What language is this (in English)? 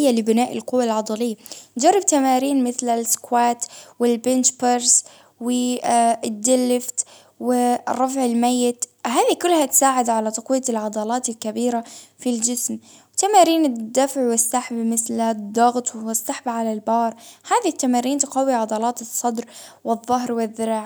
Baharna Arabic